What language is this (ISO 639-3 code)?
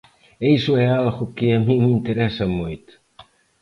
glg